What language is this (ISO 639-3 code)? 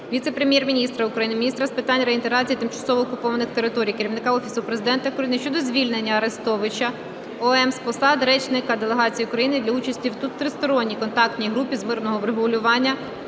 ukr